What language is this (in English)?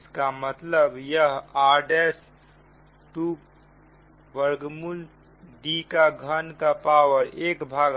Hindi